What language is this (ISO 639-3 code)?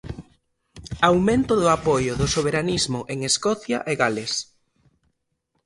glg